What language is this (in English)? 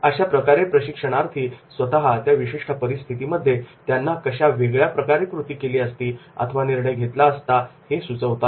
Marathi